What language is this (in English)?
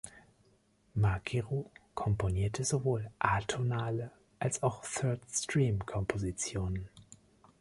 German